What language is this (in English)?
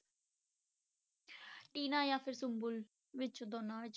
Punjabi